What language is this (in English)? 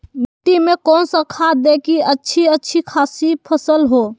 Magahi